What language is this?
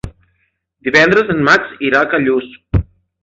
Catalan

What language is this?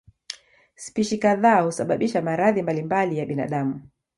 Swahili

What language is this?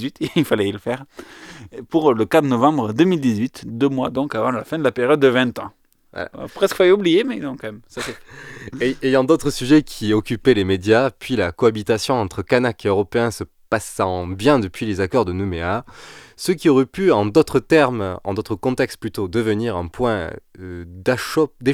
French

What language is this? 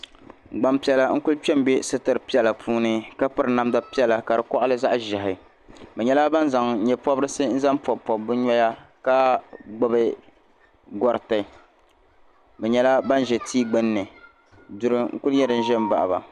Dagbani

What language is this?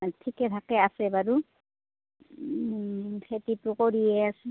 Assamese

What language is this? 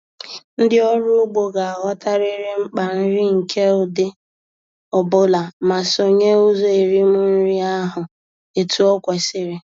Igbo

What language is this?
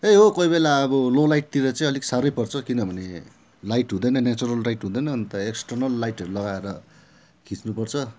Nepali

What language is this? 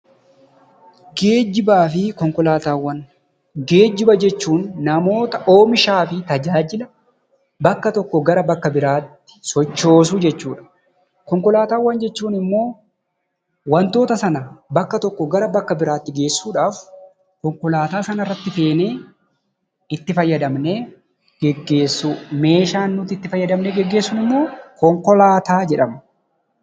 Oromo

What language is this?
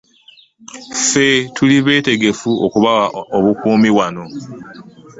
Ganda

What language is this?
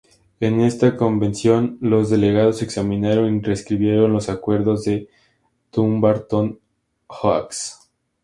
Spanish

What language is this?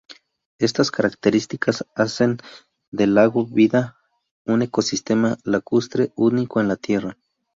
Spanish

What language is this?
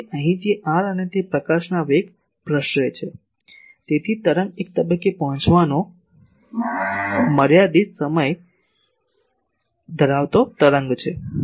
Gujarati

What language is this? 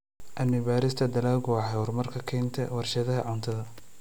Somali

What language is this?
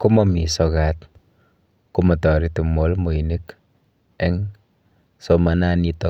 Kalenjin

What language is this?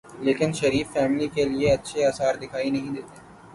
Urdu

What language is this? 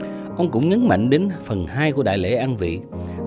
Vietnamese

